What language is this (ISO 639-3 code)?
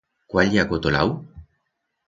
arg